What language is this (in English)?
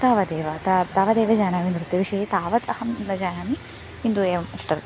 Sanskrit